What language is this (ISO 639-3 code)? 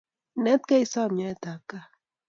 kln